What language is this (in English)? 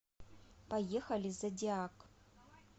Russian